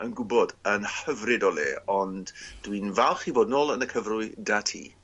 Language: Welsh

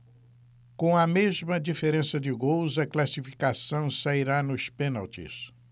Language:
Portuguese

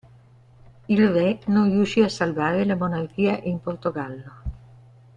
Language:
Italian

